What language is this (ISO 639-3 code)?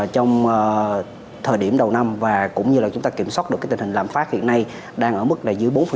vie